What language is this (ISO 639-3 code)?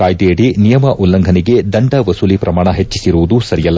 kan